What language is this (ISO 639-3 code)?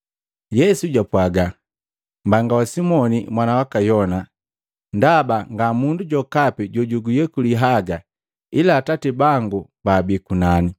mgv